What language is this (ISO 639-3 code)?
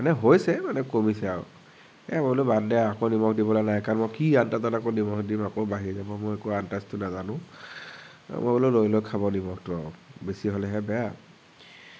asm